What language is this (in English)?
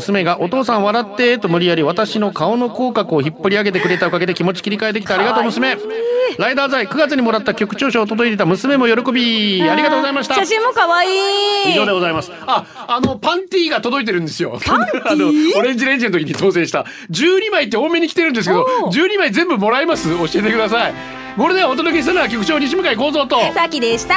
Japanese